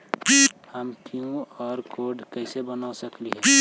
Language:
Magahi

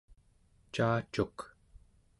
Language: Central Yupik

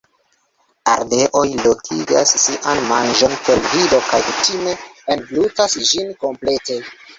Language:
Esperanto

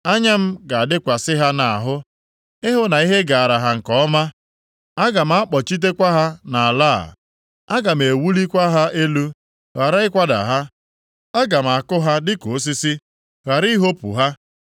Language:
Igbo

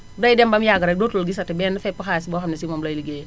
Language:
Wolof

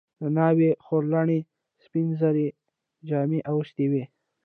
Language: Pashto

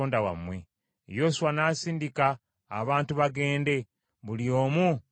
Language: Ganda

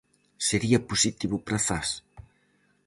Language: Galician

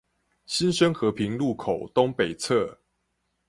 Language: Chinese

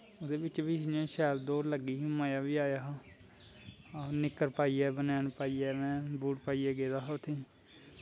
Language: Dogri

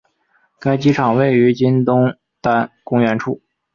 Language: Chinese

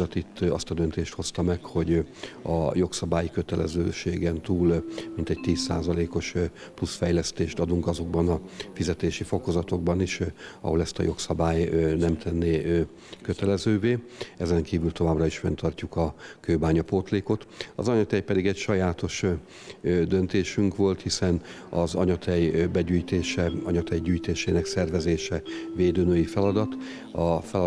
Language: Hungarian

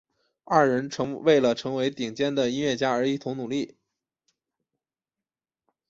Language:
Chinese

